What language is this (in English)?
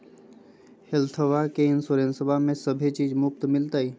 Magahi